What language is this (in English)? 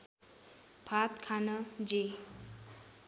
Nepali